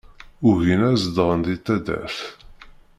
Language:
Kabyle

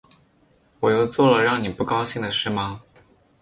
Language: Chinese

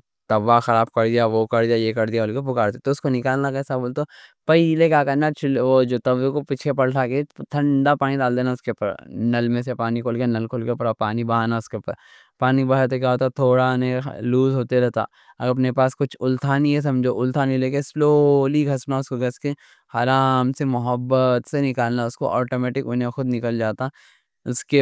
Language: Deccan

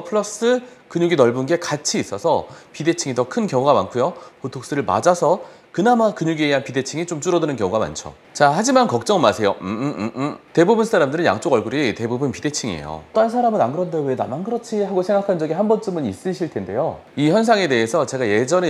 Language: Korean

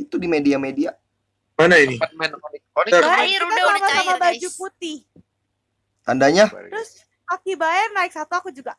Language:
Indonesian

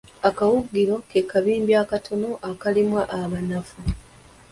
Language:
Ganda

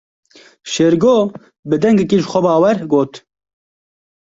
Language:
Kurdish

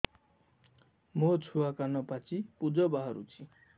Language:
Odia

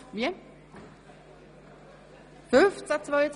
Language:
Swiss German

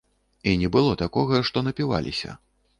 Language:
Belarusian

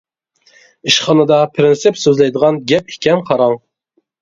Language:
Uyghur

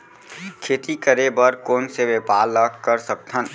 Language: Chhattisgarhi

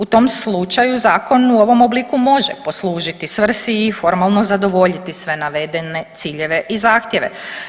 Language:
Croatian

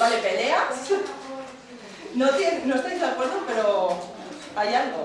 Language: Spanish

